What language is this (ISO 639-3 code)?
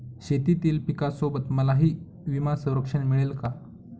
mar